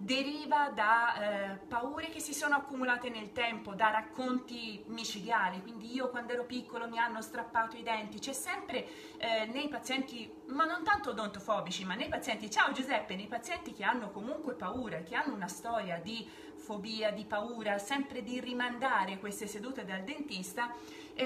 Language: Italian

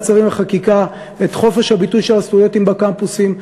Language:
Hebrew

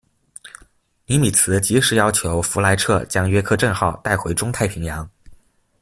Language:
Chinese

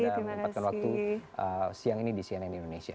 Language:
Indonesian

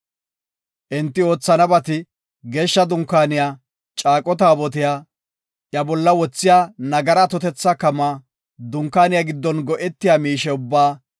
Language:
Gofa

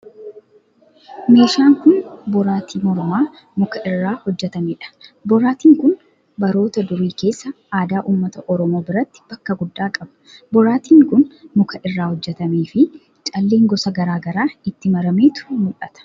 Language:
Oromo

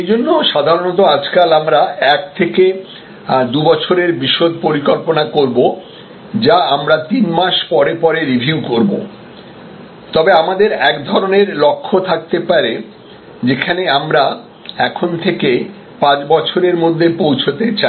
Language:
Bangla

